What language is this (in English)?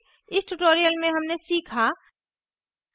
Hindi